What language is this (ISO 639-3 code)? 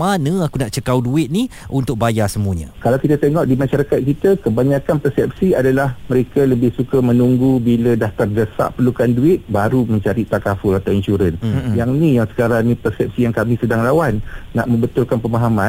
msa